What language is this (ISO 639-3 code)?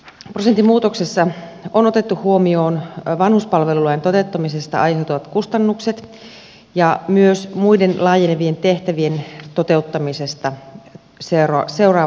fin